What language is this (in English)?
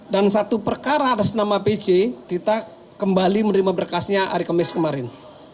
Indonesian